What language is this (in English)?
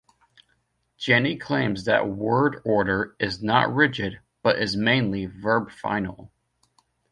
English